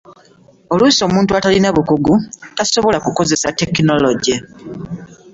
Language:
Ganda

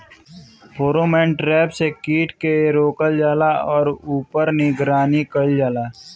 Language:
Bhojpuri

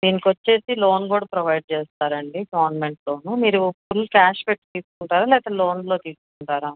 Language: Telugu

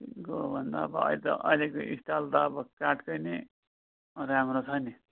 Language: Nepali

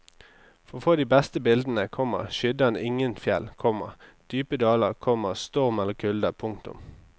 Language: Norwegian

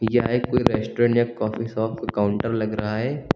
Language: Hindi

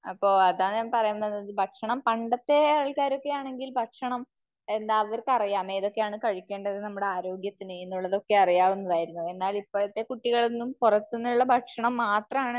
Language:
Malayalam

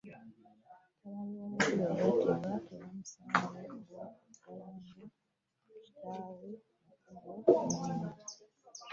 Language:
Ganda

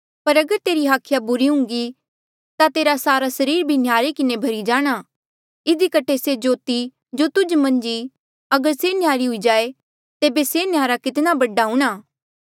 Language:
Mandeali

